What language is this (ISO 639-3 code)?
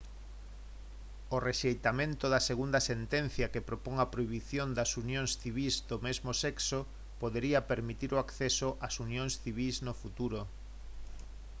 glg